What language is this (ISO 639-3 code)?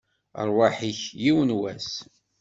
kab